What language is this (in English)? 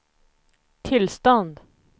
Swedish